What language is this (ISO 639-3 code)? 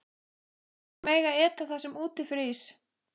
isl